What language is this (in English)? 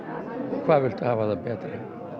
Icelandic